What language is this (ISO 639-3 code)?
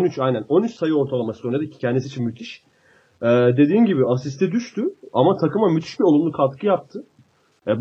tur